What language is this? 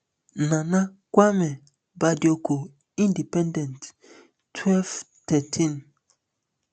Nigerian Pidgin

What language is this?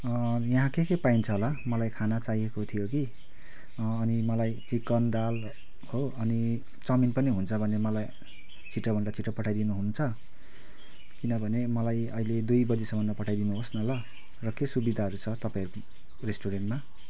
Nepali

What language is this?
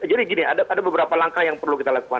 Indonesian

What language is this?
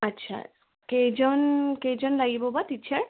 Assamese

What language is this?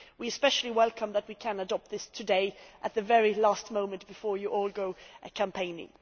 English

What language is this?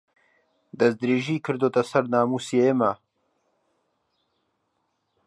Central Kurdish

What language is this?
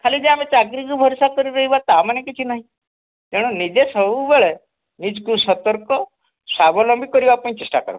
Odia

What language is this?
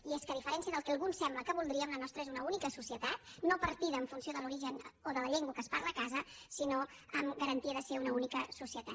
Catalan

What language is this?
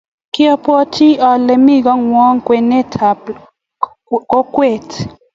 Kalenjin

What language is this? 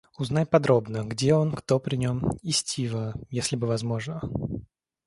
Russian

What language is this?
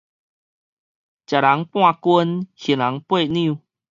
Min Nan Chinese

